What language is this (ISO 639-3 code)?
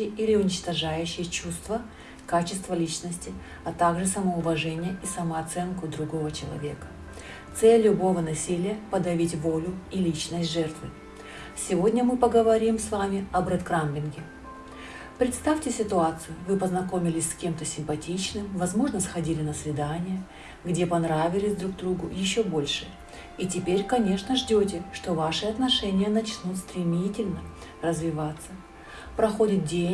rus